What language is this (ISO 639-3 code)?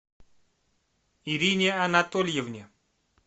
rus